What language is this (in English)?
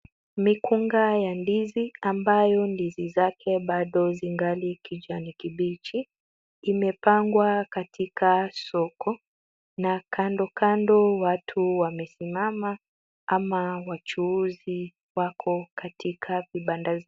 Swahili